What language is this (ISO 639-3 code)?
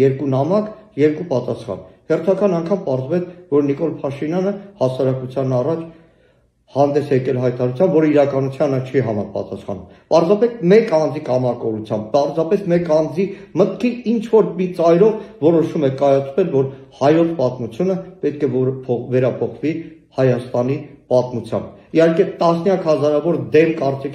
ron